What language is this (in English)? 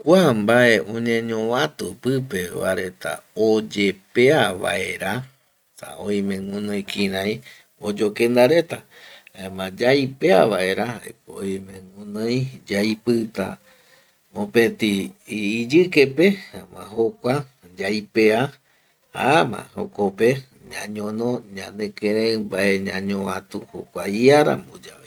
Eastern Bolivian Guaraní